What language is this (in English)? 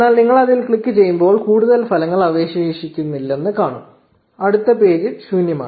Malayalam